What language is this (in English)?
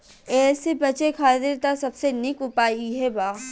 Bhojpuri